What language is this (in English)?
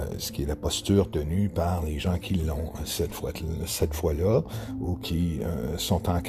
French